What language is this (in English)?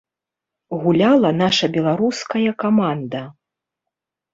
Belarusian